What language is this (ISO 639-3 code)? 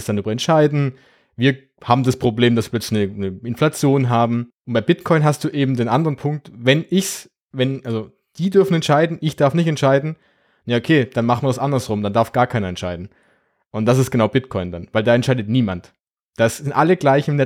deu